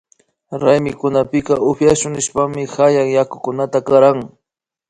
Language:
Imbabura Highland Quichua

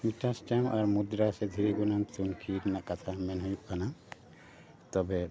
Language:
Santali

